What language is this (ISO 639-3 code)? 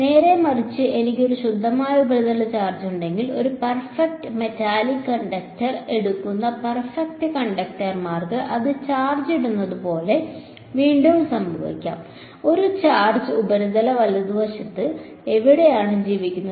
mal